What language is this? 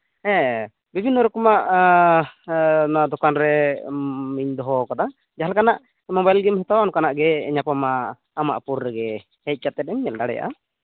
Santali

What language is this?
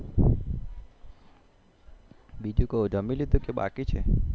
Gujarati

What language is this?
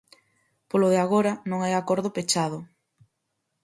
Galician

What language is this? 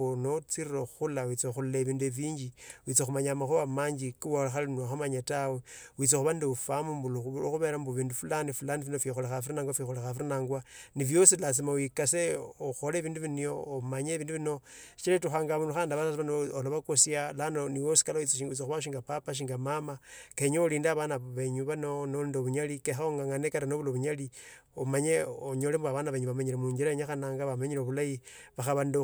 Tsotso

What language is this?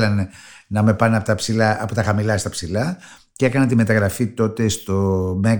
Greek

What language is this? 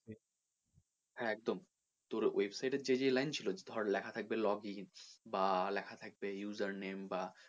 Bangla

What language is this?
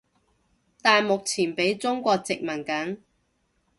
Cantonese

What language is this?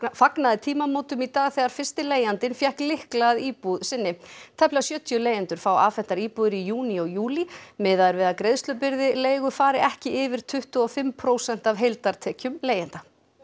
Icelandic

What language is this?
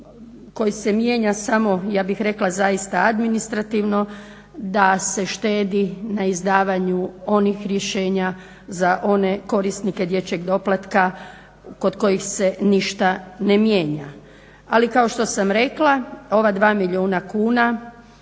Croatian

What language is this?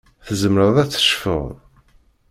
Kabyle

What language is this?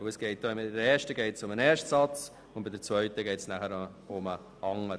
Swiss German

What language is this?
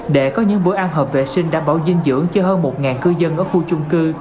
Vietnamese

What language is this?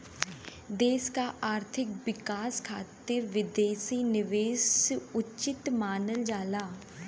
Bhojpuri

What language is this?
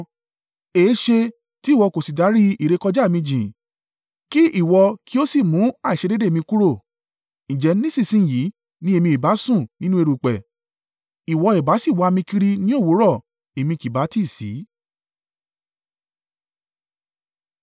Yoruba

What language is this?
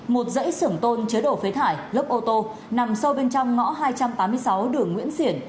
Vietnamese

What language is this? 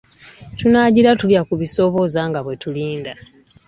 Ganda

